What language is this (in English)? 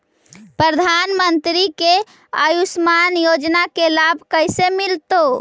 Magahi